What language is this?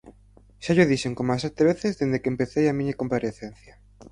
Galician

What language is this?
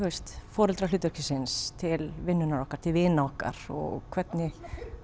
Icelandic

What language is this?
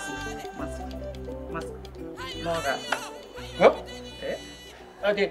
Indonesian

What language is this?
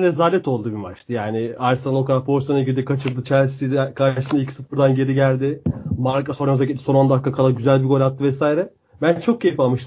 Turkish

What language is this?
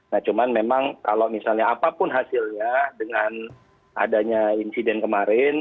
Indonesian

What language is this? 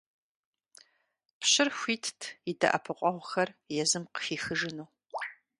Kabardian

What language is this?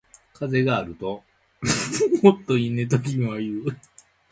Japanese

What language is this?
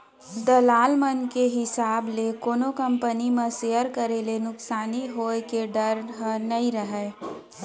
Chhattisgarhi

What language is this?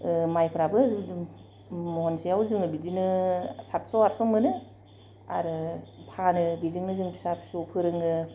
Bodo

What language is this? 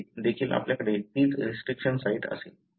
Marathi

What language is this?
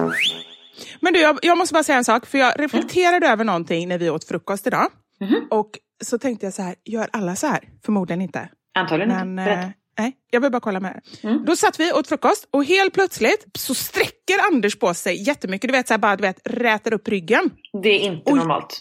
Swedish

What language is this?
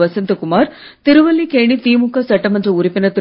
Tamil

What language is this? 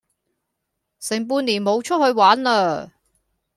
Cantonese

